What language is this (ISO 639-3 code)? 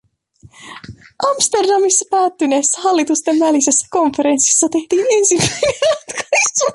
fin